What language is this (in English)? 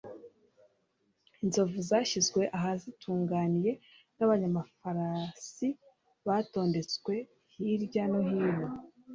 Kinyarwanda